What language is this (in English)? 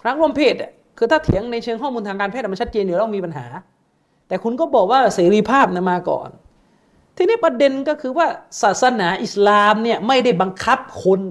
Thai